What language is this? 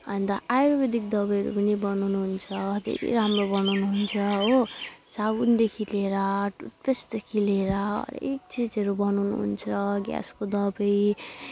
Nepali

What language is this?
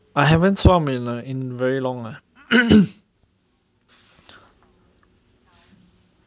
English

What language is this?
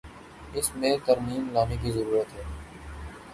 Urdu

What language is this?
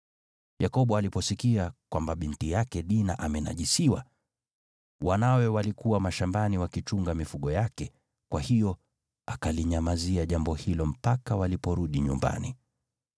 Swahili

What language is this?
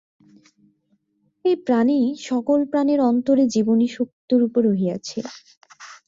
Bangla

